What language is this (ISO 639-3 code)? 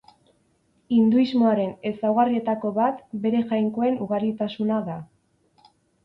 eus